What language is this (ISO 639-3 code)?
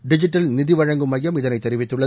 tam